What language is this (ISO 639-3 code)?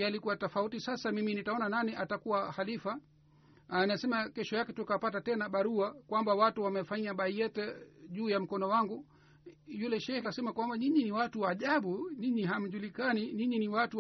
swa